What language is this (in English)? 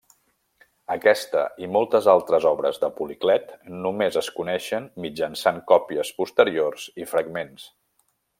Catalan